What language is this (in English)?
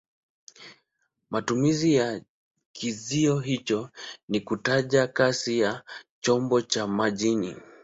Swahili